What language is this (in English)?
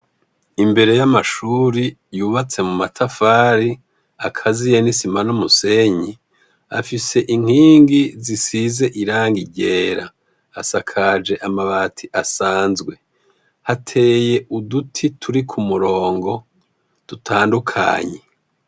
Rundi